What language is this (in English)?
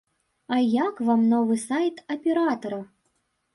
Belarusian